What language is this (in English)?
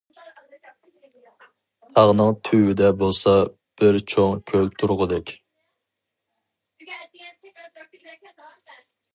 Uyghur